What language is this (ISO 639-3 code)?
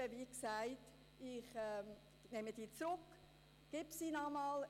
gsw